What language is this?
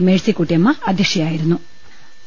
Malayalam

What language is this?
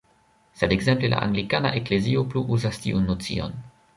Esperanto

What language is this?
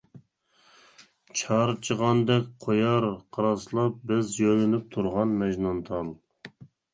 Uyghur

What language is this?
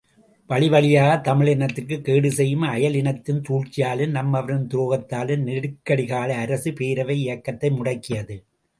Tamil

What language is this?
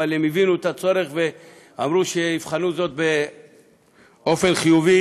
Hebrew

